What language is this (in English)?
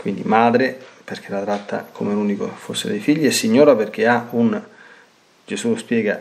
Italian